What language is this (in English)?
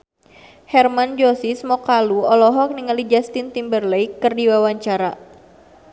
Sundanese